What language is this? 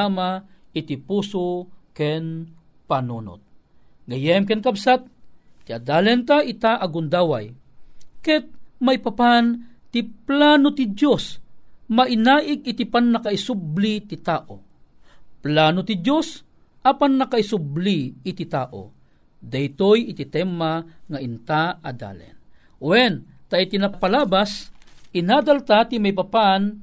Filipino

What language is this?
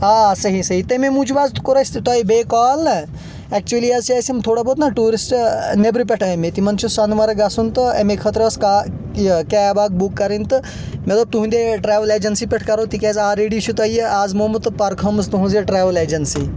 Kashmiri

